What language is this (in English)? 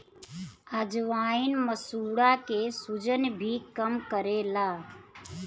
Bhojpuri